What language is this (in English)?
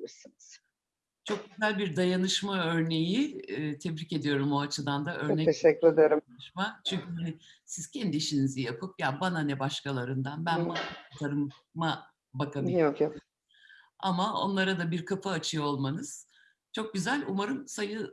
Turkish